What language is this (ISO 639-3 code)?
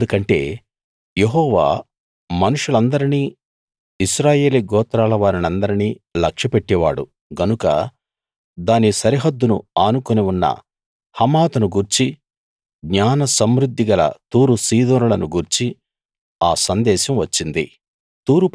tel